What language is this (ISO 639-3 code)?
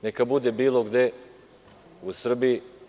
srp